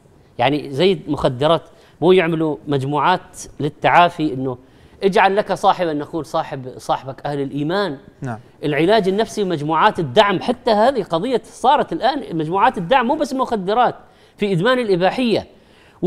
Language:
Arabic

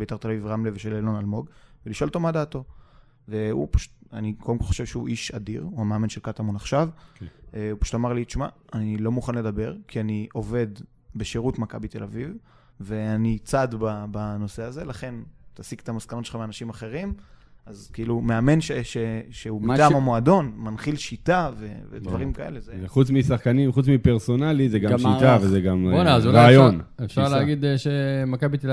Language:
Hebrew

